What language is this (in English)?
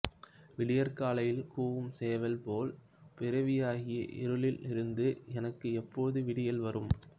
Tamil